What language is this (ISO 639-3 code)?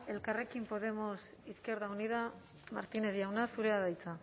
eus